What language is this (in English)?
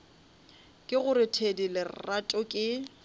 Northern Sotho